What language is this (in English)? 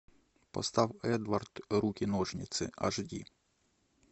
Russian